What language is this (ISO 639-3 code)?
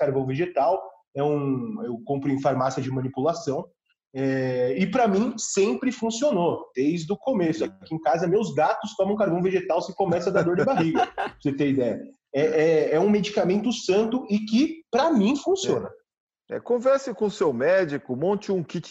por